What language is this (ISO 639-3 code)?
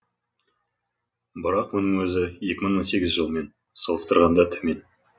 kaz